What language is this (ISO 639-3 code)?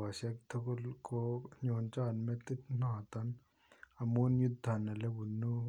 kln